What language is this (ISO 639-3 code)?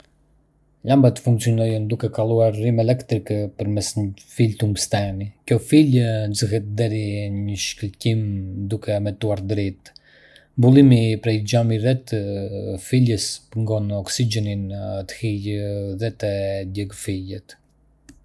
aae